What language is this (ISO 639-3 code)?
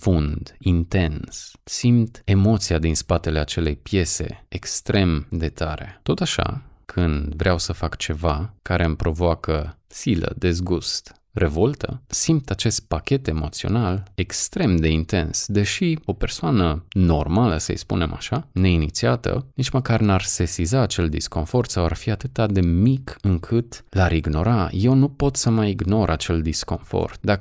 ron